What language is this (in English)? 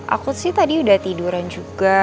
Indonesian